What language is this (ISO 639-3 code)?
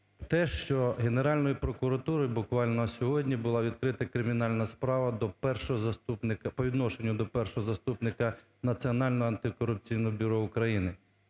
ukr